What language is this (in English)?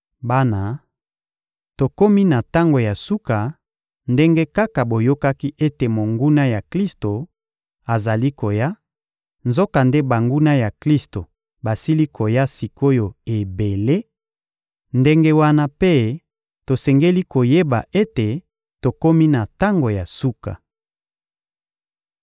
Lingala